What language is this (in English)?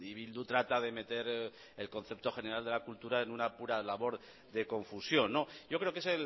Spanish